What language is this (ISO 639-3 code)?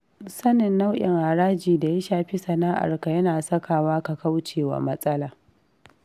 hau